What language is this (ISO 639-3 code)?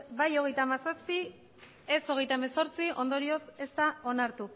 eus